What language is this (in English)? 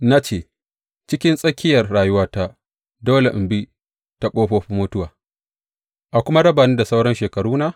Hausa